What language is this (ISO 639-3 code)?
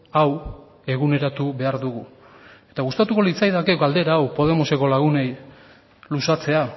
eus